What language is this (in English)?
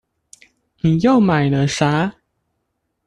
Chinese